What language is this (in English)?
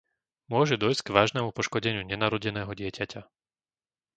Slovak